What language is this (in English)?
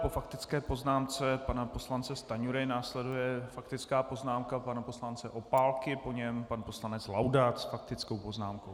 Czech